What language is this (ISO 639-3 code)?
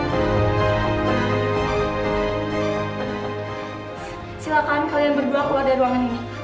ind